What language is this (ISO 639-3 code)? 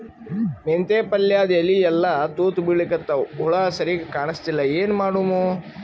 kan